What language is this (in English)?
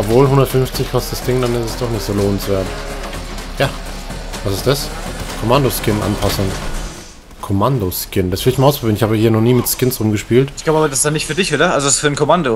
German